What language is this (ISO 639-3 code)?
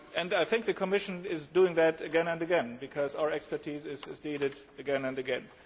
eng